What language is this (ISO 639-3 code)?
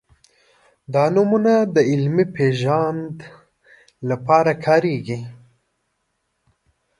pus